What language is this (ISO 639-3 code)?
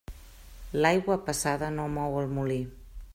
cat